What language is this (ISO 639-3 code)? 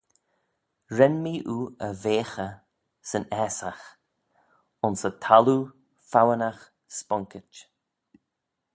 glv